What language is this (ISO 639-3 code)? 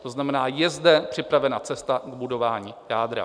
ces